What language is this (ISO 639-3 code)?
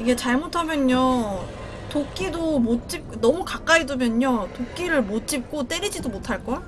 kor